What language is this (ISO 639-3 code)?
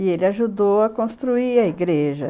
por